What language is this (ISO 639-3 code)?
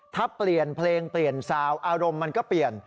tha